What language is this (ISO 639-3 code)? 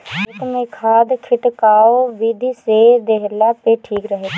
bho